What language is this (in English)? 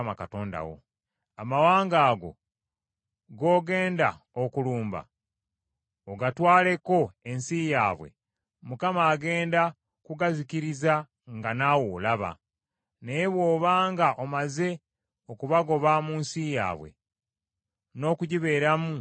Ganda